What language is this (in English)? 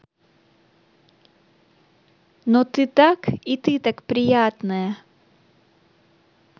Russian